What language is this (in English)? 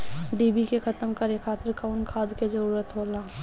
Bhojpuri